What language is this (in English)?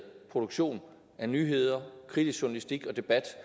Danish